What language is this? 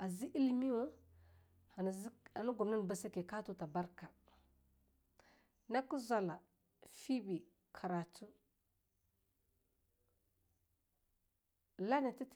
Longuda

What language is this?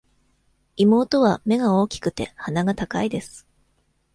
Japanese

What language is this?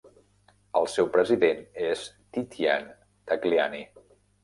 Catalan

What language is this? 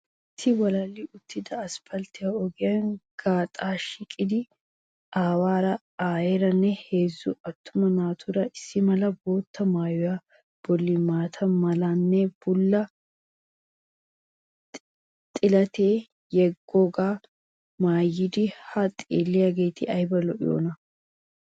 Wolaytta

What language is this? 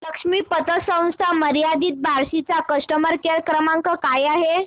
Marathi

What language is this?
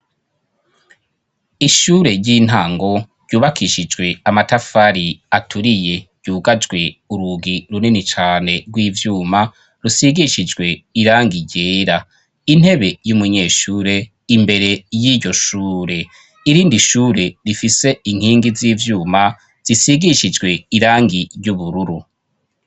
Rundi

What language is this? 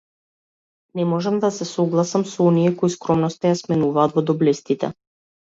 Macedonian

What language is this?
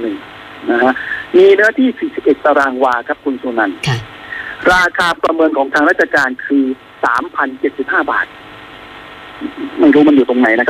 Thai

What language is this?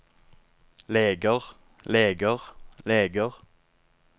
Norwegian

